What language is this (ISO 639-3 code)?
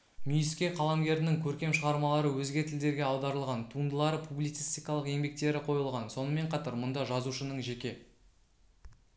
kaz